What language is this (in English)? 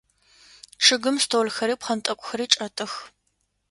Adyghe